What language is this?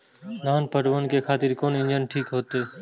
Maithili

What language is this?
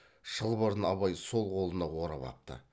Kazakh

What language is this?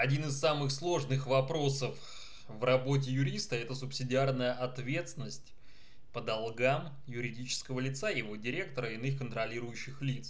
Russian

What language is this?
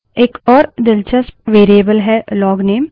Hindi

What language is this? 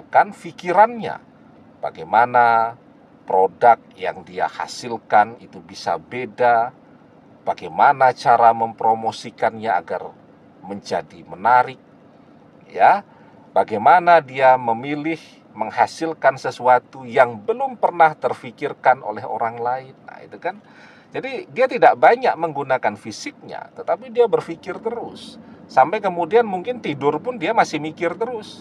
Indonesian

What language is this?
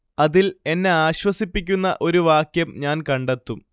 Malayalam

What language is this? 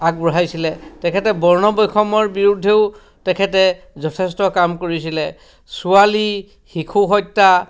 Assamese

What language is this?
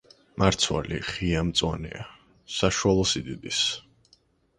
Georgian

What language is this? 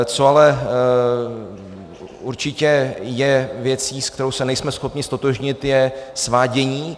Czech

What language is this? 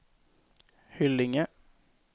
Swedish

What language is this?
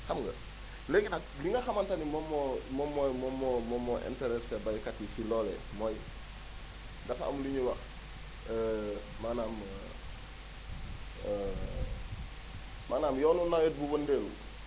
Wolof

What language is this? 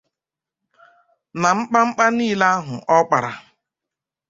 Igbo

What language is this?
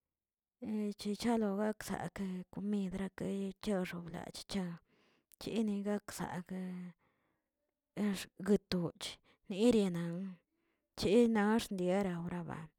Tilquiapan Zapotec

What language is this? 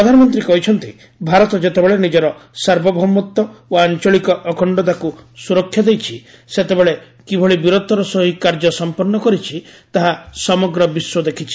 Odia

